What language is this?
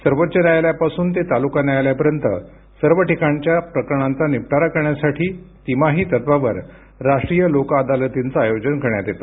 Marathi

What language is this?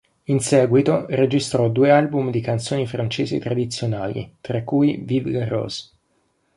Italian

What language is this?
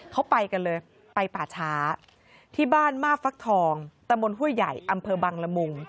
Thai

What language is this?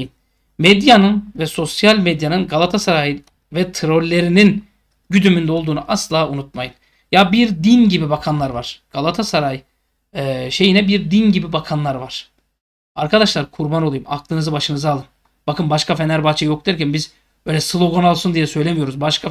Turkish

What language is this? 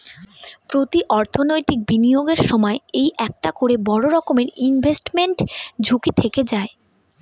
Bangla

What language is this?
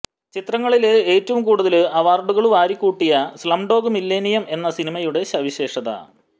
Malayalam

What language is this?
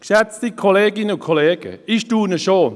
Swiss German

